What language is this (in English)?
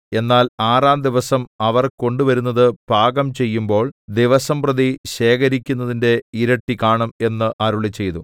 Malayalam